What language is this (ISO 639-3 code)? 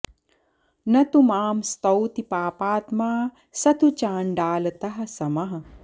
san